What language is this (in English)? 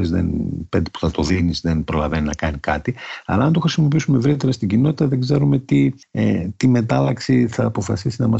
Greek